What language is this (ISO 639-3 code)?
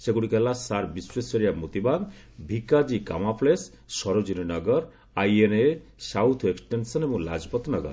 ori